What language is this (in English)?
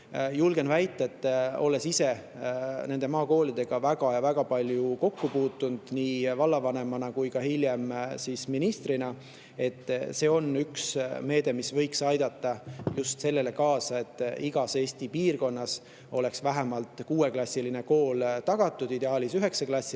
Estonian